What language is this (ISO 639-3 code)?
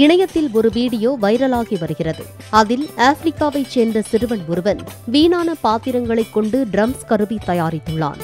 ara